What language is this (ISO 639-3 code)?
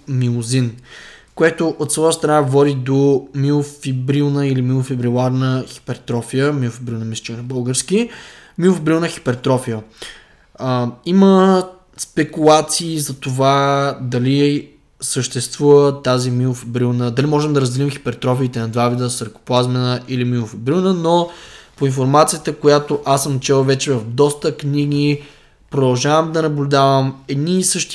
bul